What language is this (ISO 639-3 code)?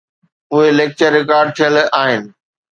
snd